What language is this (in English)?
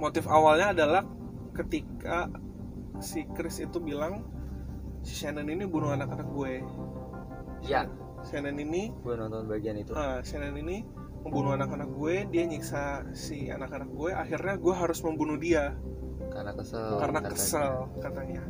Indonesian